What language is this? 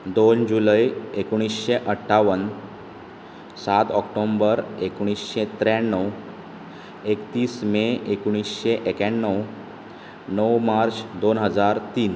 Konkani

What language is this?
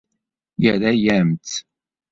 Kabyle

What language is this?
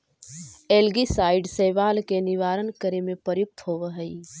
Magahi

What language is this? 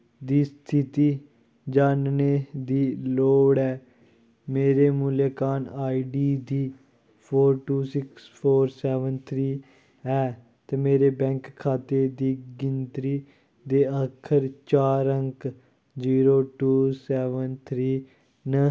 Dogri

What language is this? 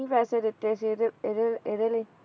Punjabi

